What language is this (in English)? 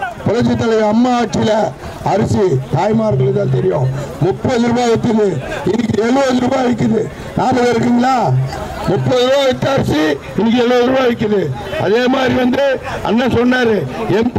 Tamil